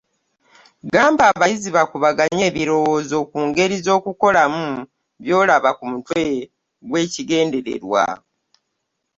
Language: Ganda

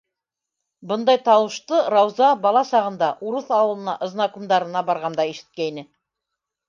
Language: Bashkir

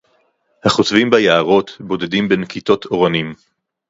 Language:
Hebrew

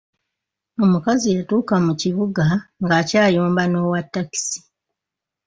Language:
Ganda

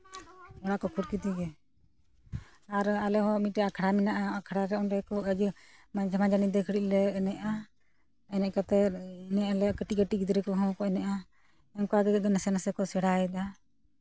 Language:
Santali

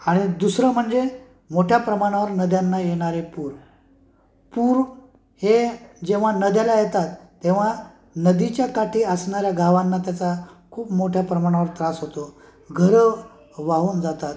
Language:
Marathi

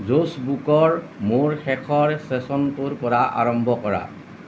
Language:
Assamese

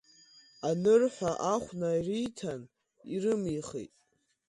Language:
Abkhazian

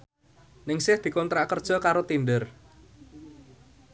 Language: Javanese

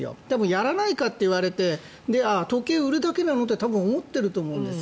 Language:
Japanese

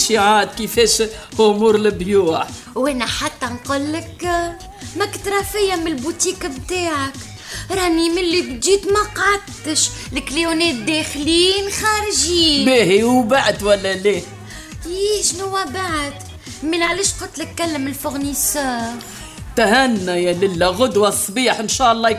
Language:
Arabic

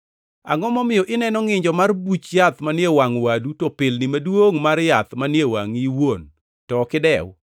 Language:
Luo (Kenya and Tanzania)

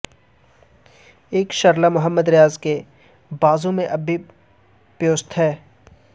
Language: Urdu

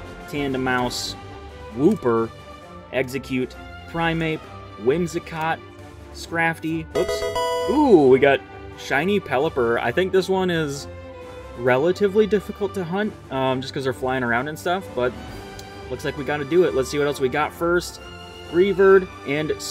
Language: English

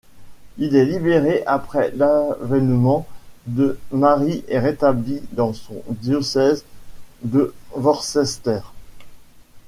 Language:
French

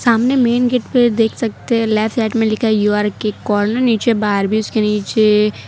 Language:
Hindi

